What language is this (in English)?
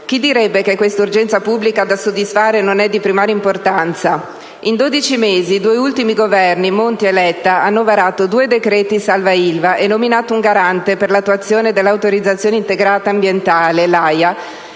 Italian